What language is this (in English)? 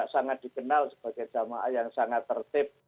Indonesian